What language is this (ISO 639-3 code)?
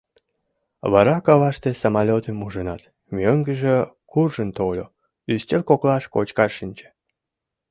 chm